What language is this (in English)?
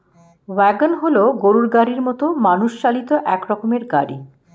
Bangla